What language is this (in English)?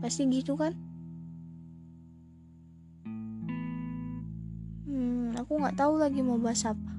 Indonesian